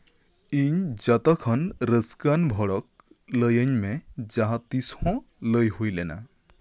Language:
Santali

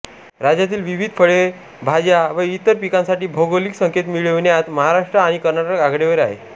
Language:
Marathi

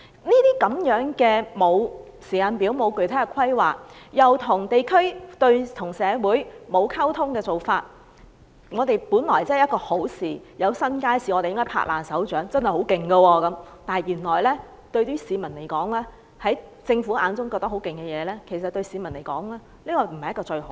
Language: Cantonese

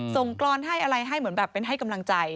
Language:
Thai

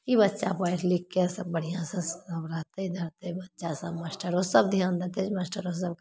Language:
Maithili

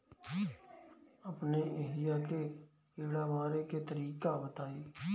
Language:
Bhojpuri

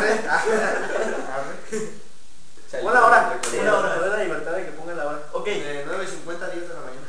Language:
Spanish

